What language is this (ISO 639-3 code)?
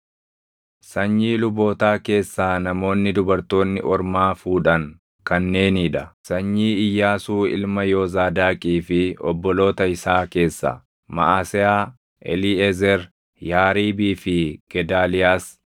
orm